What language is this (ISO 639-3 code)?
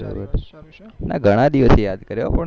guj